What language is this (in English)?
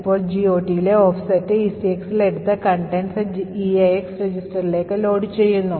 Malayalam